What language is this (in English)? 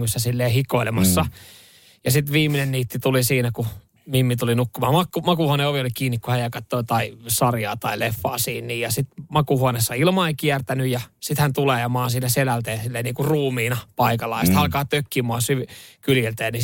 Finnish